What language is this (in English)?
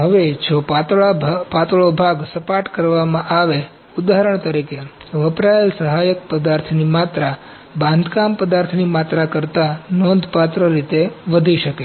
Gujarati